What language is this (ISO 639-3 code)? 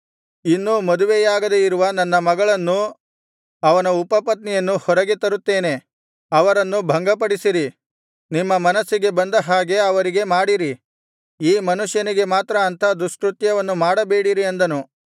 kan